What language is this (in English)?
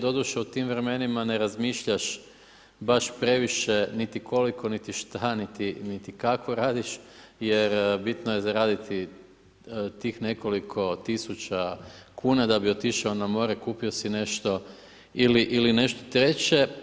Croatian